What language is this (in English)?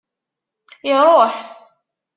Kabyle